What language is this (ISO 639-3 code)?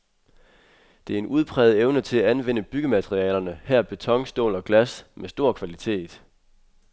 dan